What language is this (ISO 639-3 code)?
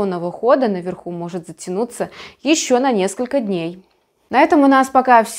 rus